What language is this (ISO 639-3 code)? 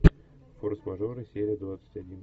rus